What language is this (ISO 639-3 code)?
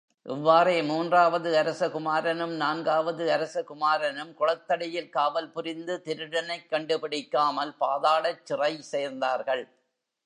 tam